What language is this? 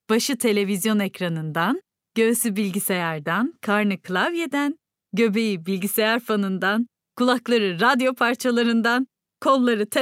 Turkish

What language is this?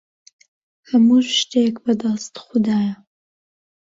Central Kurdish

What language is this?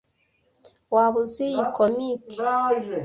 Kinyarwanda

